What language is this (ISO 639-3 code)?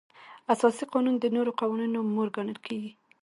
pus